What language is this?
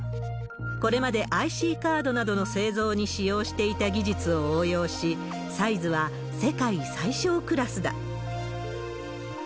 Japanese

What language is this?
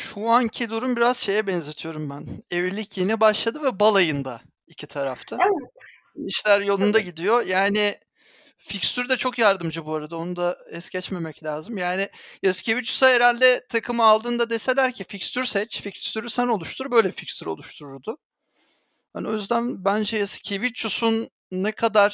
Turkish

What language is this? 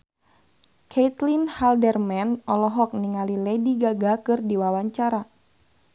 Sundanese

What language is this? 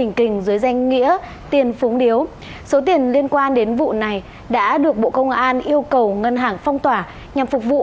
Vietnamese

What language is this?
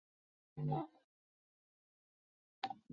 Chinese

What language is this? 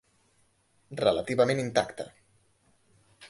Catalan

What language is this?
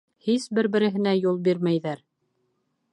Bashkir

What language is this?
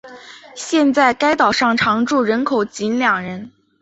Chinese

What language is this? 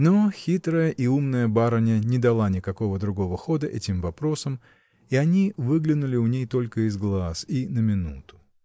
Russian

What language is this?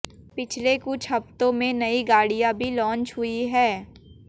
Hindi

